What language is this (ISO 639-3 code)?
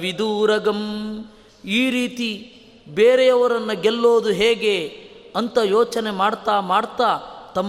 kan